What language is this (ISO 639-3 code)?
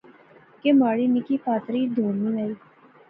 phr